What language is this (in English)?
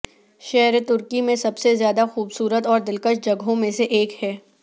Urdu